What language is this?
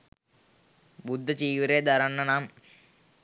Sinhala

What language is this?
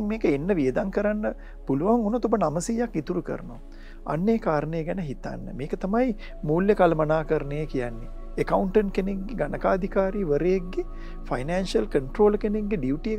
Romanian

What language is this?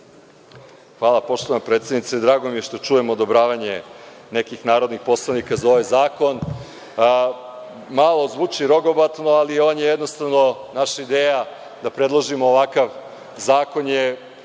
Serbian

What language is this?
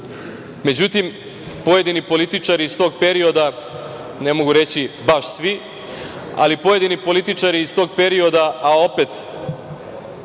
Serbian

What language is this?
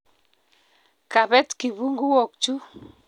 Kalenjin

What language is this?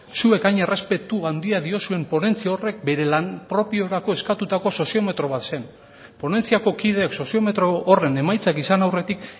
Basque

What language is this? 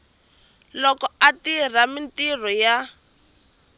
Tsonga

